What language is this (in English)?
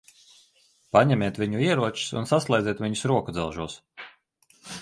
Latvian